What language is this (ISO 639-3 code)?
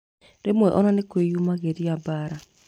kik